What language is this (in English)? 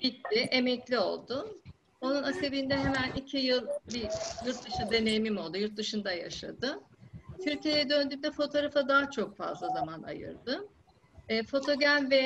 Turkish